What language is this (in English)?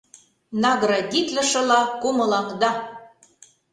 Mari